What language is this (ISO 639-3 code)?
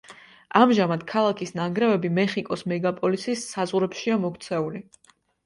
kat